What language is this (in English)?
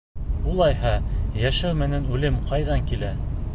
Bashkir